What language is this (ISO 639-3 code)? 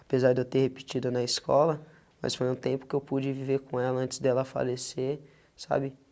por